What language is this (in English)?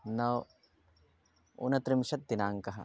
Sanskrit